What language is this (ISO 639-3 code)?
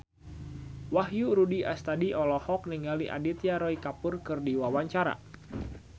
sun